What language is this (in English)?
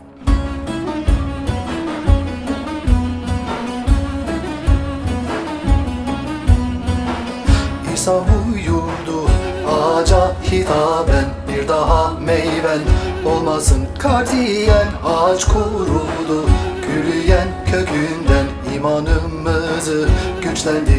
Turkish